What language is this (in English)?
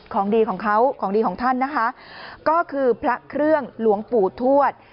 Thai